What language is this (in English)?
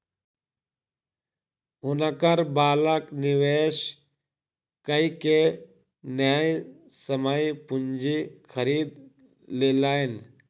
Maithili